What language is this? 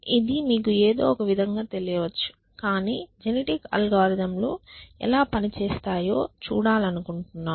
Telugu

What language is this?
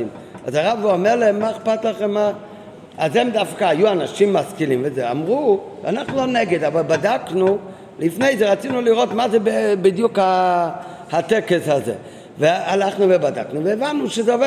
Hebrew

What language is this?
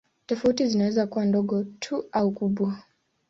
Swahili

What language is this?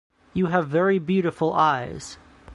English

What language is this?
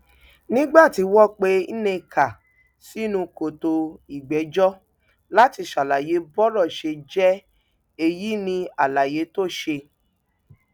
Yoruba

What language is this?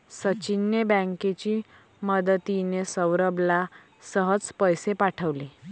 Marathi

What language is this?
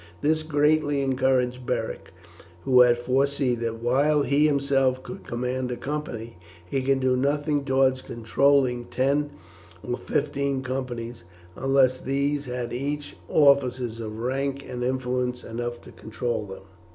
English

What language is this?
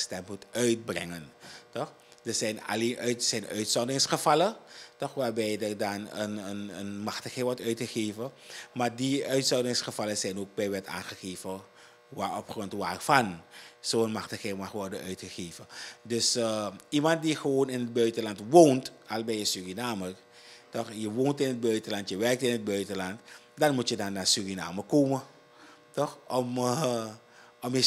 Dutch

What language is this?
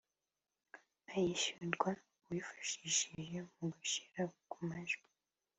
Kinyarwanda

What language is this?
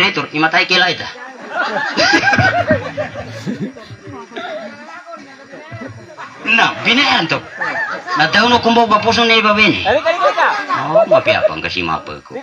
Indonesian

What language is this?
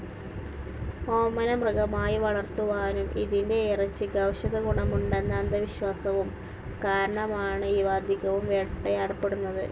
Malayalam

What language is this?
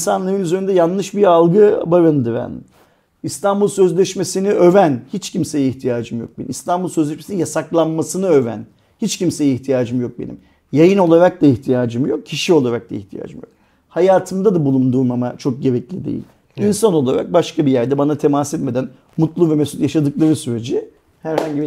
Turkish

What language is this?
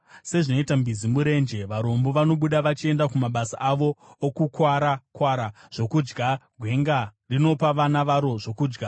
Shona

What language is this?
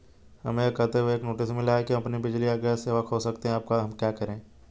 Hindi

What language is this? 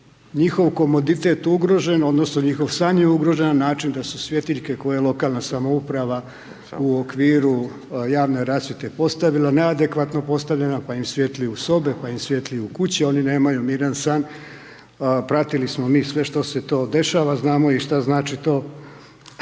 Croatian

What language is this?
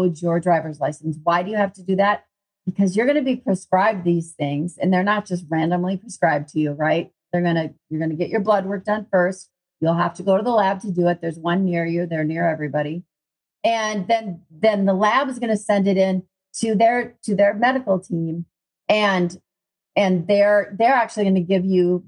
English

